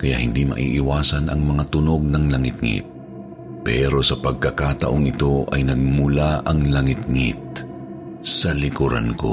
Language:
Filipino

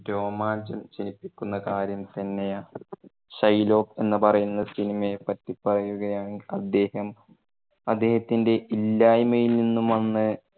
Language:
Malayalam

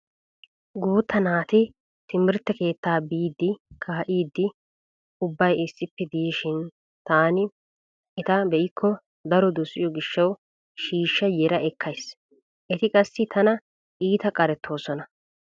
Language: Wolaytta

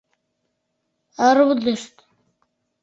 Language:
Mari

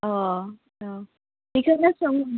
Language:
Bodo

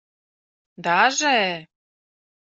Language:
Mari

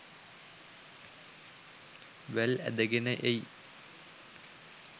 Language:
Sinhala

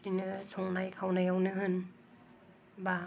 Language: Bodo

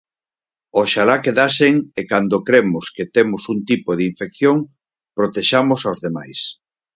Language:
Galician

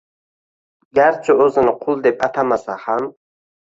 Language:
Uzbek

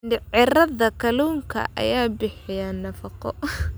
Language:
Somali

